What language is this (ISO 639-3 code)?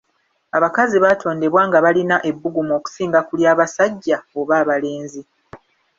lug